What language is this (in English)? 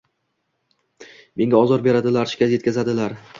Uzbek